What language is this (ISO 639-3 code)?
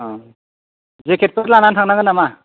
brx